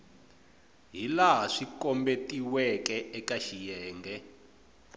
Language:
Tsonga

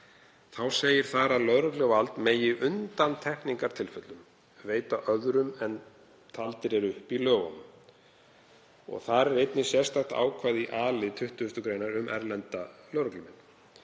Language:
Icelandic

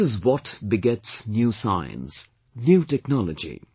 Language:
English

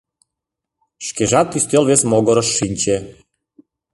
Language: Mari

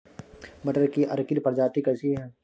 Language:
Hindi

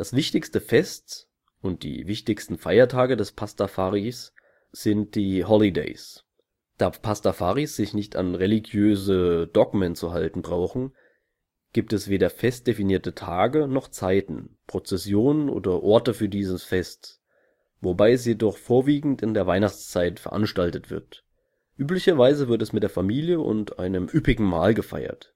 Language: German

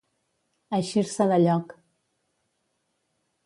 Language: Catalan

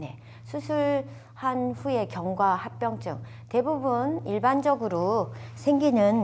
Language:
Korean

